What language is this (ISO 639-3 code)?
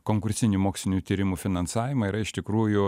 lit